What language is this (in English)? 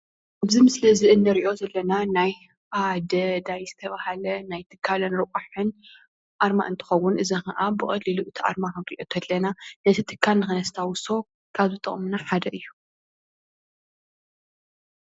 Tigrinya